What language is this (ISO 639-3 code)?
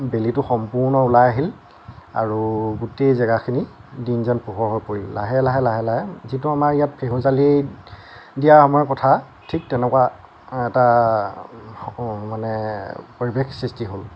asm